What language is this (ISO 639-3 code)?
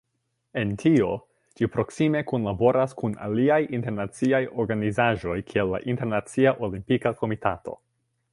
epo